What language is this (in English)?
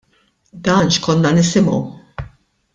Maltese